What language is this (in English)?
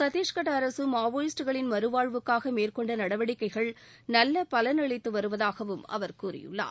Tamil